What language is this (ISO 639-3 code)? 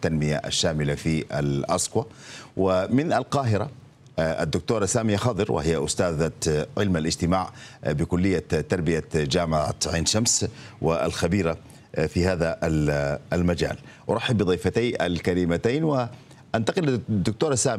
ara